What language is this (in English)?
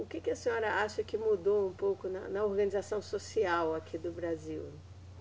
Portuguese